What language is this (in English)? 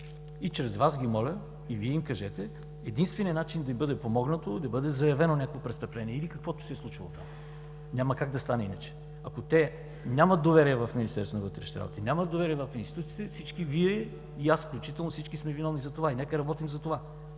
Bulgarian